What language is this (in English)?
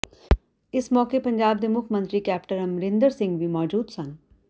Punjabi